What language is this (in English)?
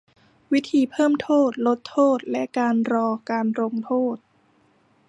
Thai